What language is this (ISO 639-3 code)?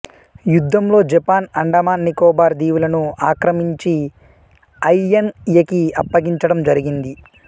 tel